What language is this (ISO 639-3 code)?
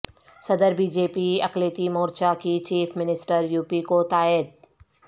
urd